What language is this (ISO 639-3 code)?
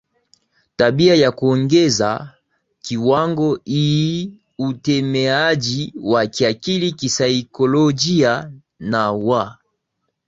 swa